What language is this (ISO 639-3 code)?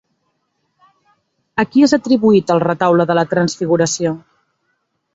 cat